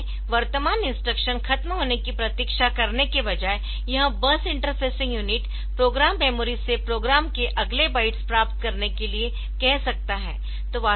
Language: Hindi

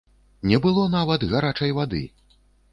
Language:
Belarusian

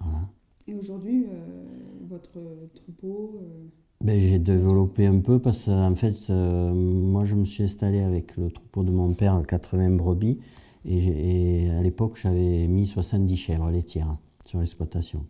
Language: French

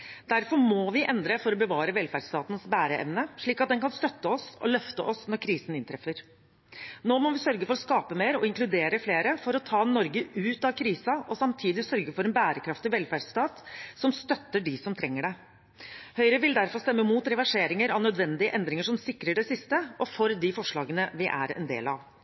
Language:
Norwegian Bokmål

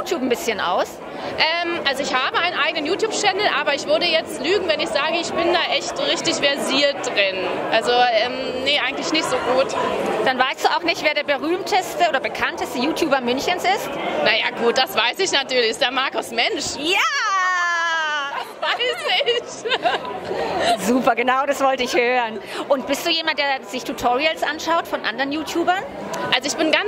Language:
German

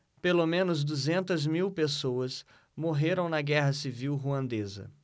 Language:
Portuguese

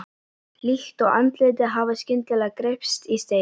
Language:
Icelandic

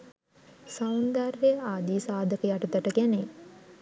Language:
Sinhala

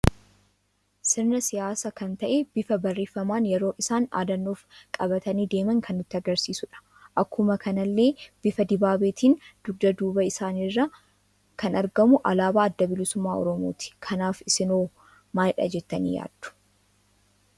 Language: Oromo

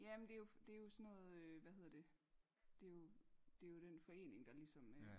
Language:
Danish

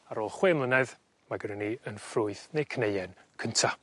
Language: Welsh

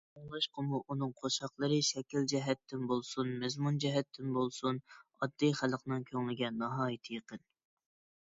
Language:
Uyghur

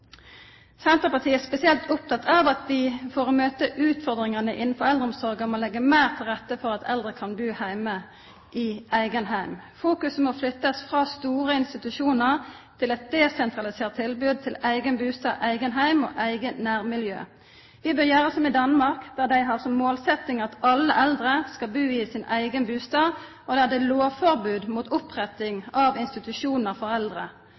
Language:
Norwegian Nynorsk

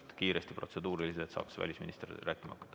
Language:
Estonian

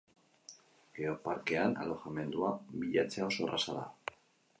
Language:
Basque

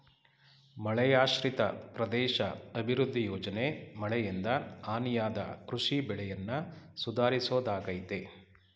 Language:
Kannada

